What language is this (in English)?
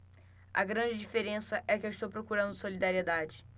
Portuguese